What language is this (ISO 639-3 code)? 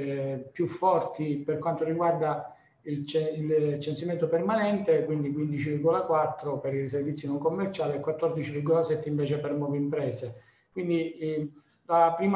ita